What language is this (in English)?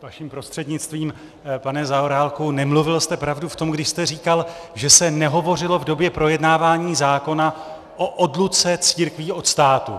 Czech